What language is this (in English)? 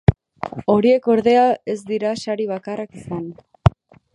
Basque